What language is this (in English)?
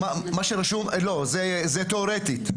Hebrew